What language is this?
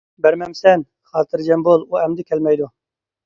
Uyghur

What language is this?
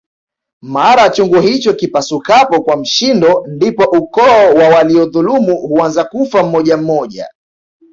Swahili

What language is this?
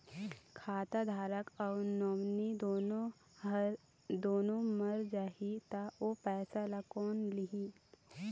Chhattisgarhi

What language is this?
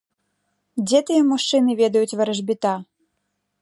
Belarusian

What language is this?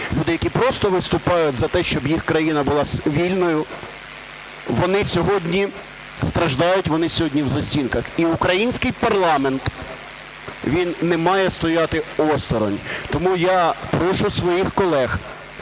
Ukrainian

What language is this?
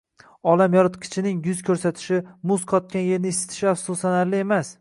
Uzbek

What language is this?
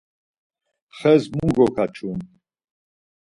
Laz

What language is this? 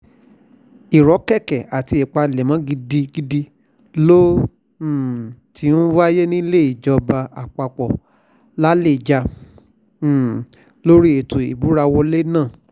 Yoruba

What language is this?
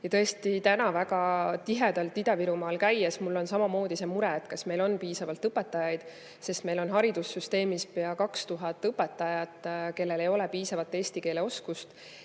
Estonian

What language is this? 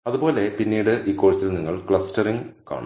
Malayalam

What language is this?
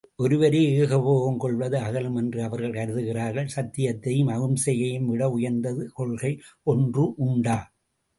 Tamil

